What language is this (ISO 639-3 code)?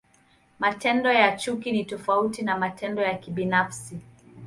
swa